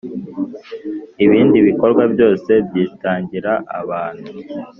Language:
Kinyarwanda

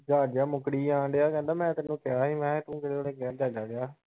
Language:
Punjabi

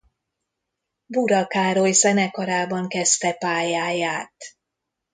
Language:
Hungarian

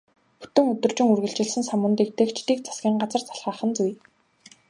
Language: Mongolian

